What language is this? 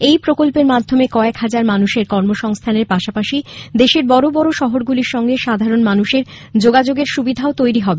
Bangla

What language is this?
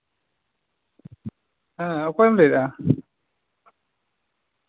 Santali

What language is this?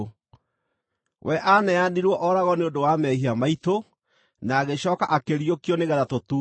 Kikuyu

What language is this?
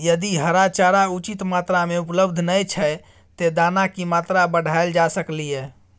Maithili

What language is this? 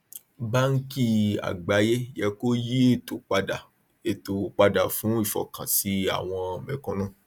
Yoruba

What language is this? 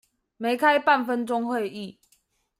Chinese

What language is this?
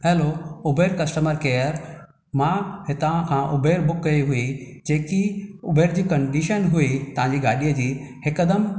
Sindhi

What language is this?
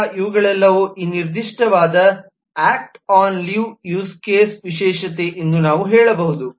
Kannada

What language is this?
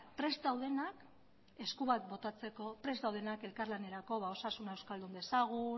Basque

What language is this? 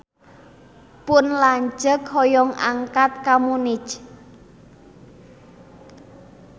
Sundanese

